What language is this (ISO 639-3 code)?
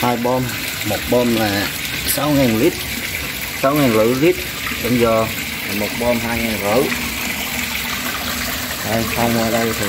vie